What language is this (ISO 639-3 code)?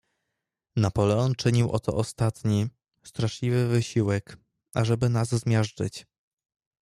pol